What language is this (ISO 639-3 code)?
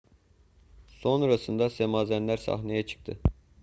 tur